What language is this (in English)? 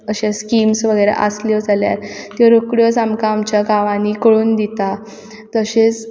Konkani